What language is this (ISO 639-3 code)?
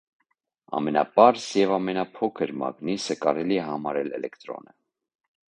hye